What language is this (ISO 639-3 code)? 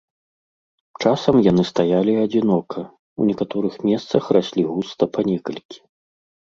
bel